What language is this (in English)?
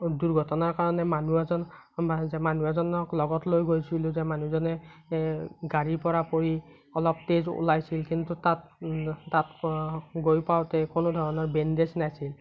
Assamese